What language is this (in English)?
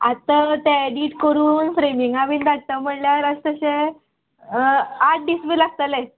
Konkani